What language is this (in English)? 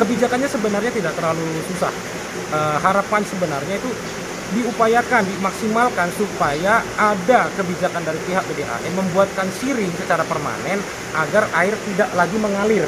Indonesian